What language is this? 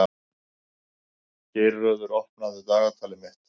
Icelandic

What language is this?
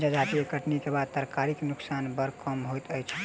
Maithili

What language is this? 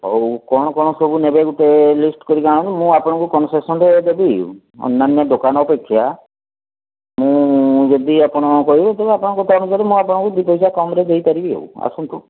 Odia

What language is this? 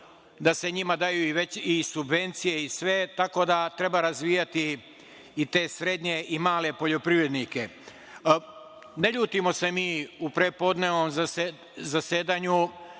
Serbian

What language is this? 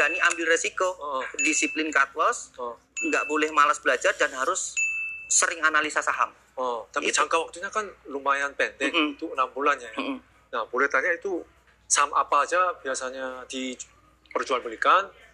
Indonesian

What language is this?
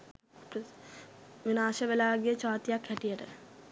Sinhala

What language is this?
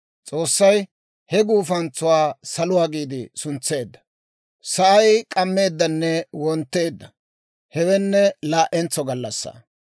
Dawro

